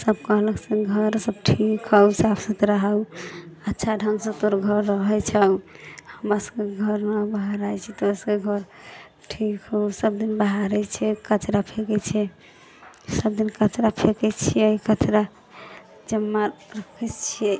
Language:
Maithili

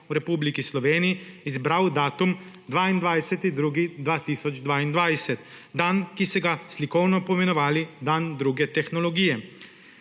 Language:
Slovenian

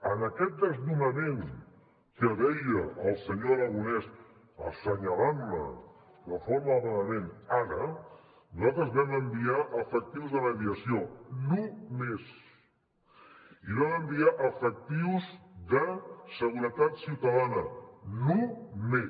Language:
Catalan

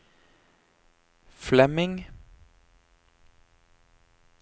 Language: Norwegian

